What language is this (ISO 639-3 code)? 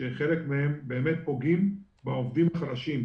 heb